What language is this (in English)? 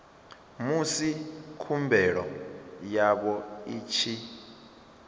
Venda